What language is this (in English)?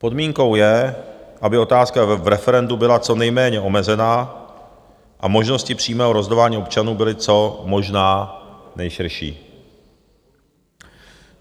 Czech